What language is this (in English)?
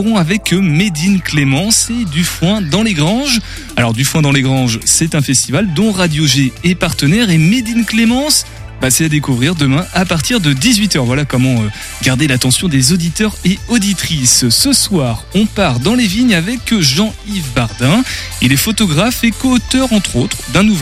French